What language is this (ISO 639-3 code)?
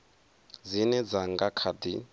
ven